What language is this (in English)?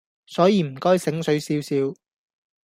Cantonese